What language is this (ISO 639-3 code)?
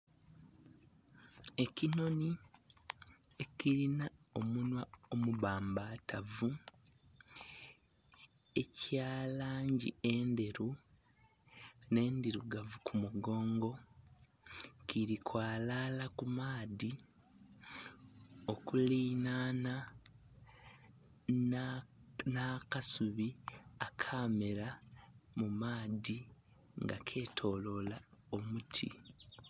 xog